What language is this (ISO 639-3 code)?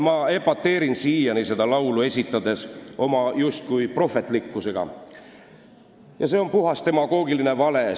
est